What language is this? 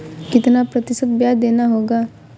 Hindi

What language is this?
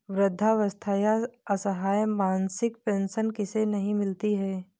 Hindi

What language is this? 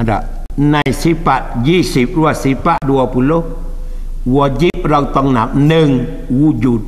Malay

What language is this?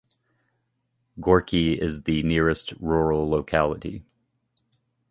English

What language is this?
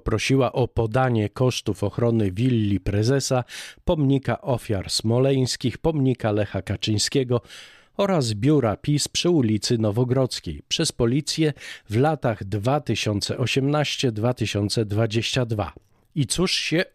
Polish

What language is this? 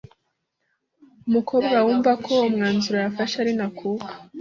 Kinyarwanda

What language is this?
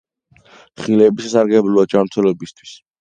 Georgian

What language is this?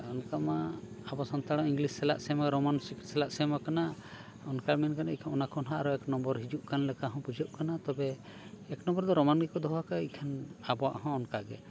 Santali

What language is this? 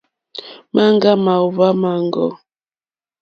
Mokpwe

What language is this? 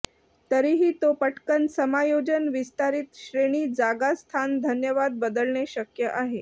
Marathi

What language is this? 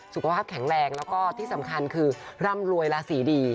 Thai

